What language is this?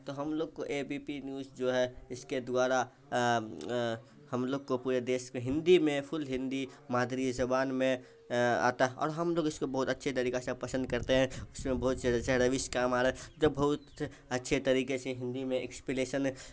Urdu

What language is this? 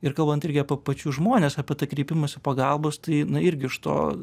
Lithuanian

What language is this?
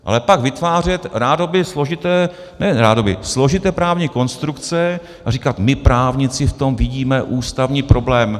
Czech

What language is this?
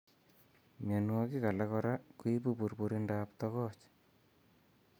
Kalenjin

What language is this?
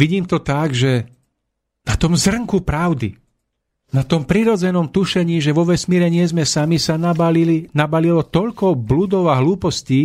Slovak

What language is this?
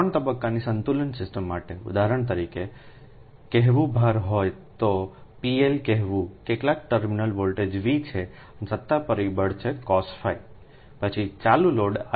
Gujarati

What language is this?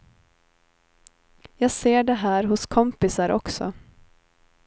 Swedish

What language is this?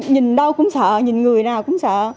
Vietnamese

